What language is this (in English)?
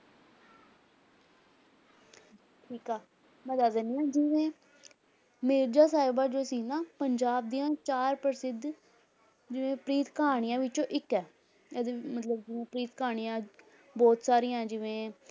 Punjabi